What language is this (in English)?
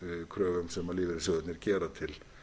Icelandic